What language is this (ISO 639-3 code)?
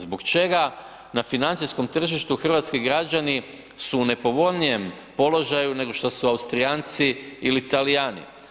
hrv